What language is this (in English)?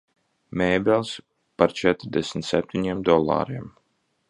Latvian